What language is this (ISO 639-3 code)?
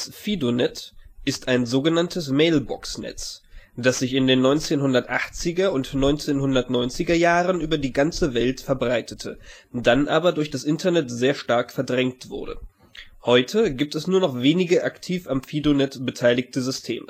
deu